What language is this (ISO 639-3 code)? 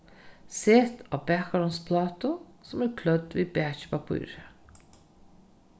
fao